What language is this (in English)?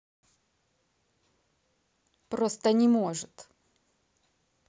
Russian